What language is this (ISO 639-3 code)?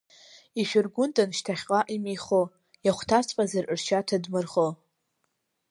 abk